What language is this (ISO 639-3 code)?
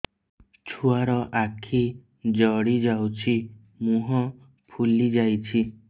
ori